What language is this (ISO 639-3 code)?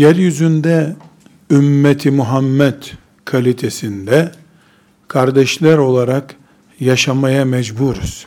tur